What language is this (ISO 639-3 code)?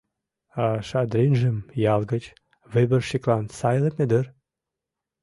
chm